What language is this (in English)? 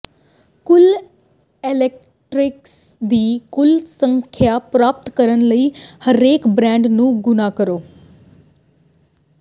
Punjabi